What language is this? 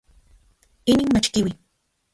Central Puebla Nahuatl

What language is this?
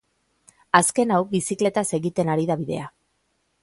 Basque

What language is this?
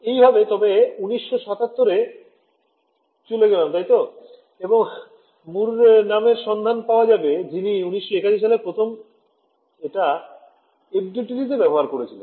Bangla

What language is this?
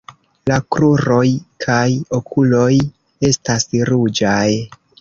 Esperanto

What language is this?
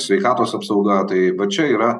Lithuanian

